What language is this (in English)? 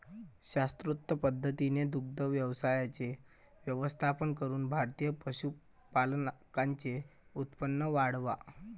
Marathi